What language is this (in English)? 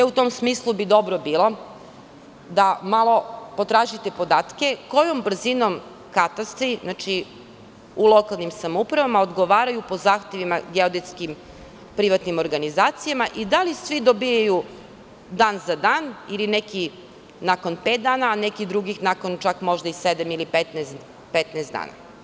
Serbian